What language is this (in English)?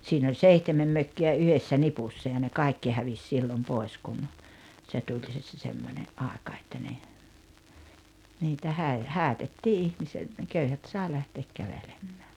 Finnish